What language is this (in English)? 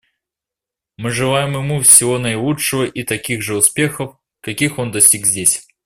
Russian